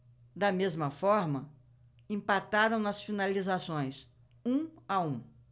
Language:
Portuguese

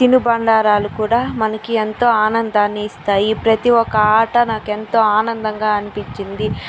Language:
Telugu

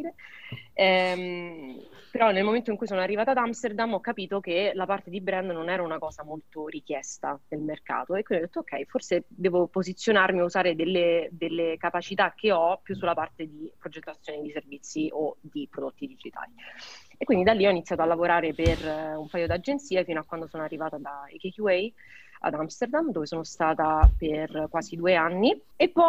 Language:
Italian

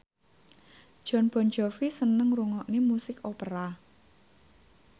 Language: Javanese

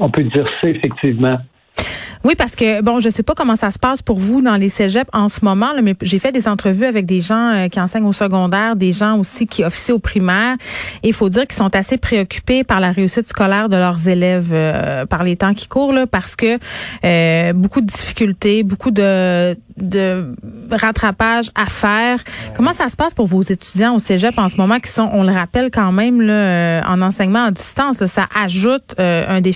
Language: French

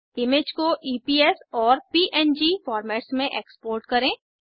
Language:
Hindi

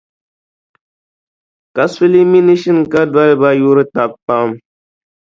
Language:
Dagbani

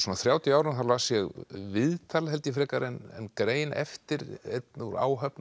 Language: Icelandic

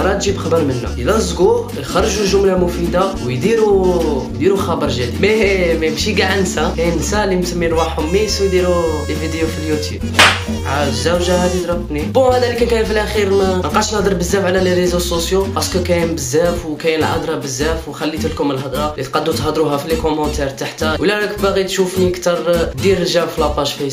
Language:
Arabic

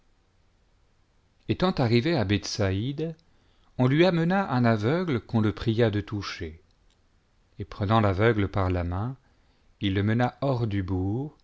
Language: French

